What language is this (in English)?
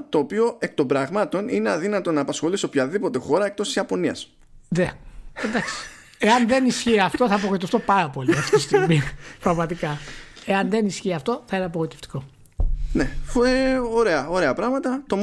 Greek